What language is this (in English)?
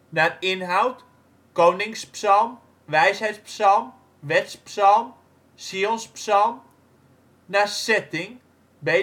Dutch